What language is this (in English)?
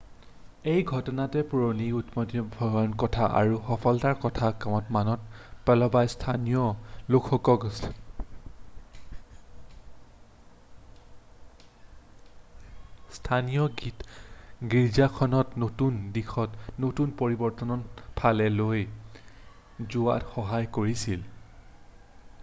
Assamese